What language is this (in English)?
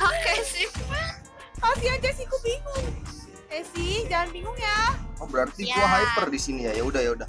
Indonesian